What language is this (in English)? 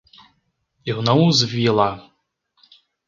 Portuguese